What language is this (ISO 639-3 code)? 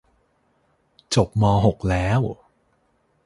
tha